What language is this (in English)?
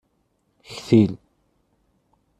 Kabyle